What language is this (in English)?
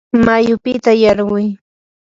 Yanahuanca Pasco Quechua